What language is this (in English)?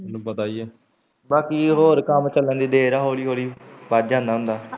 Punjabi